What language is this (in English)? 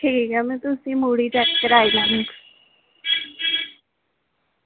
Dogri